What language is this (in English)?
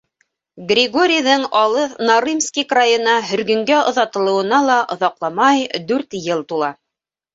Bashkir